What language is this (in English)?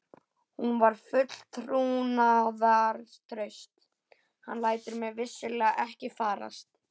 Icelandic